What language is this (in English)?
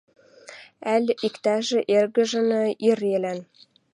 Western Mari